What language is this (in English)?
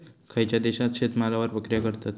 Marathi